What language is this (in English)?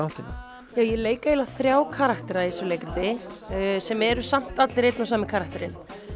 Icelandic